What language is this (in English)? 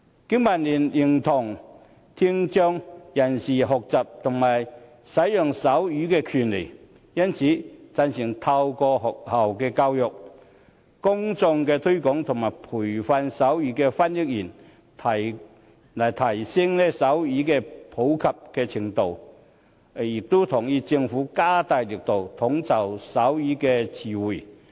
Cantonese